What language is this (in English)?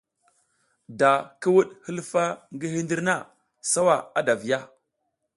South Giziga